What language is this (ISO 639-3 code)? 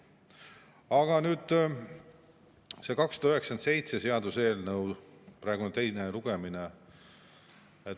est